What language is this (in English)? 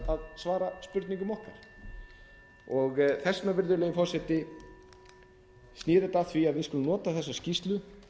Icelandic